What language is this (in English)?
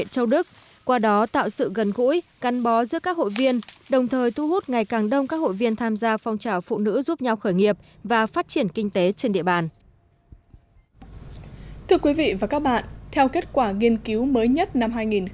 Vietnamese